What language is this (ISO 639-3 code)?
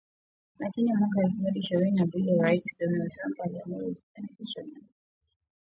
swa